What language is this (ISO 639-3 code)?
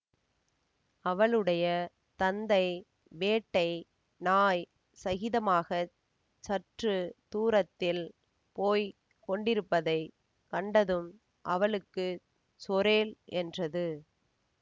tam